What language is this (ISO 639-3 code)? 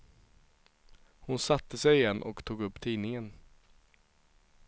swe